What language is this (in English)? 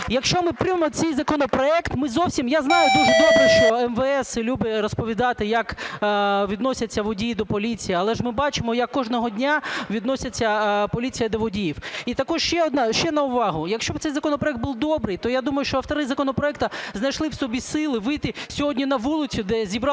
Ukrainian